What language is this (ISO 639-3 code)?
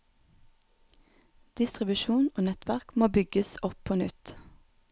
nor